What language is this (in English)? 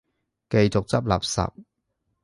Cantonese